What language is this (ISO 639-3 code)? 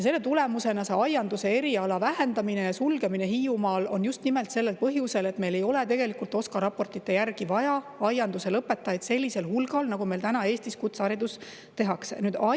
est